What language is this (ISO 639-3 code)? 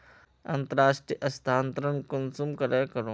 mag